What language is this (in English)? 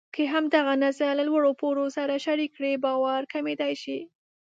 Pashto